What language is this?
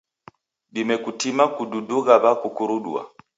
Taita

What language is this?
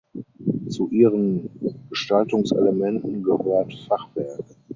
German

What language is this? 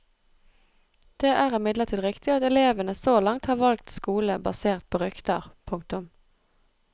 Norwegian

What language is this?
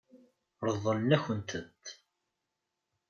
Kabyle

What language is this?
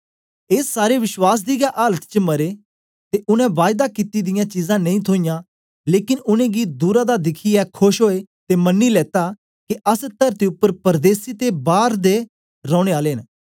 Dogri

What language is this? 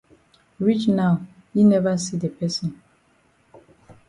Cameroon Pidgin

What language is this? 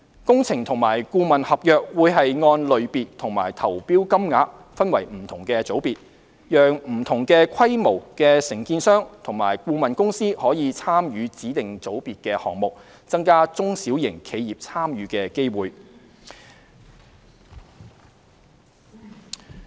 Cantonese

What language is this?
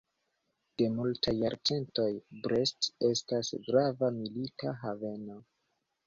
Esperanto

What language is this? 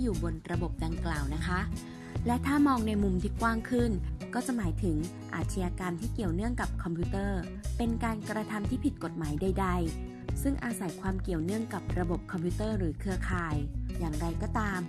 Thai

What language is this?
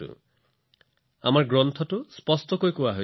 Assamese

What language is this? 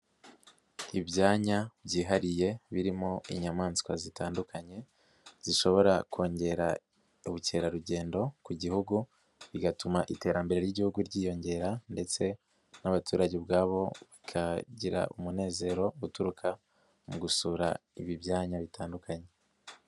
Kinyarwanda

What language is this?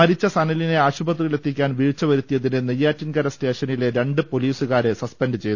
Malayalam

